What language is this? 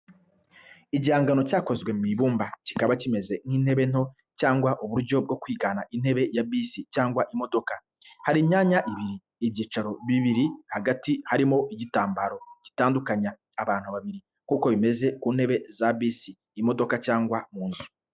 Kinyarwanda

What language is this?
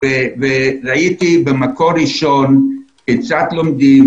Hebrew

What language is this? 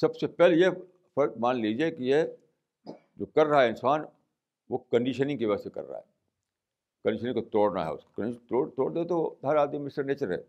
Urdu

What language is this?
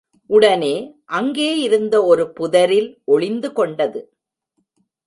Tamil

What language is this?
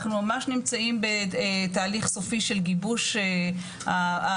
Hebrew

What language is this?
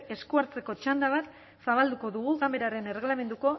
Basque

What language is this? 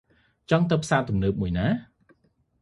Khmer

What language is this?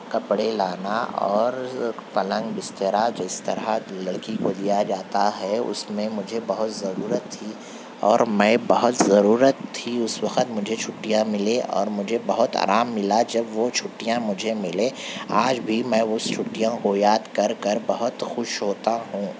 Urdu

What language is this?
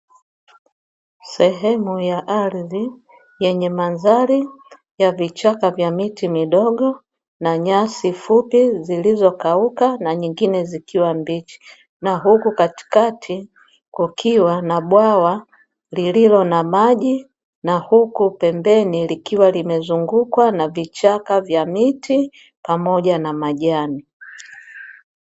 Swahili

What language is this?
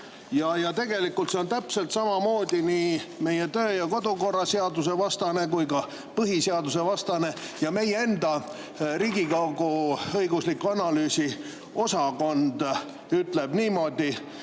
Estonian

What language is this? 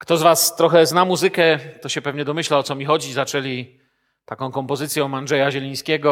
Polish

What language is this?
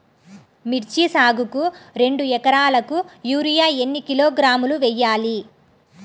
Telugu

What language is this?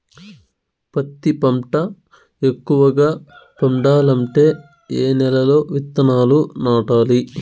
Telugu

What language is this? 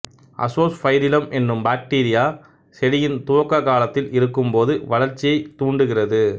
Tamil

